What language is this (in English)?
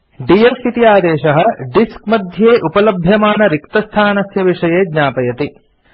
Sanskrit